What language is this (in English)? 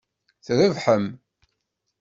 Kabyle